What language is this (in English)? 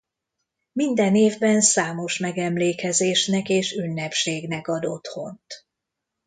Hungarian